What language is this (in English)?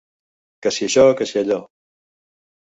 Catalan